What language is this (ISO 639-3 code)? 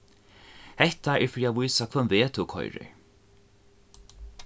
fao